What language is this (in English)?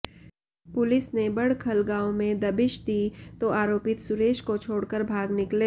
Hindi